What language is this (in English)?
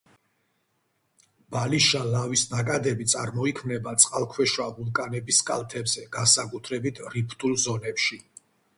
Georgian